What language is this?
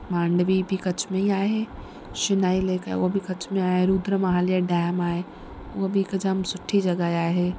Sindhi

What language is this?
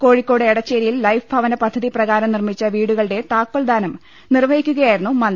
Malayalam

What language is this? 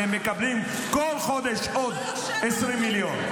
Hebrew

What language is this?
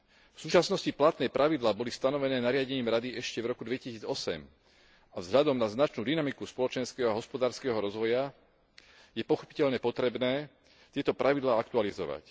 Slovak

